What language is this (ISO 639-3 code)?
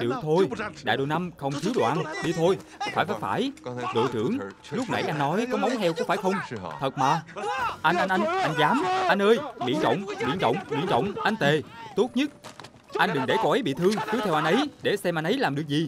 vie